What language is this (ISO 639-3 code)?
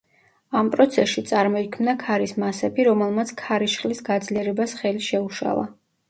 kat